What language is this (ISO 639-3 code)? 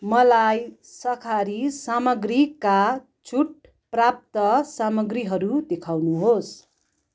nep